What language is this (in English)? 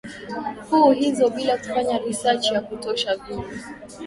Swahili